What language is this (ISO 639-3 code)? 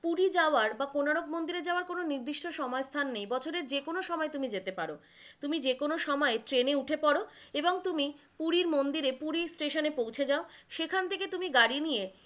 ben